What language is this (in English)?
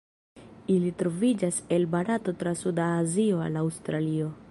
Esperanto